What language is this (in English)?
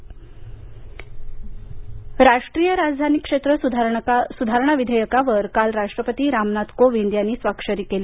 Marathi